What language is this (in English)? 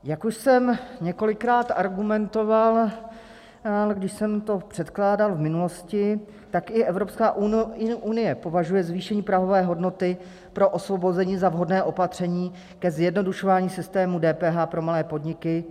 Czech